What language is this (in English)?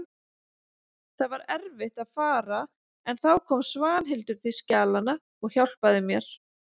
Icelandic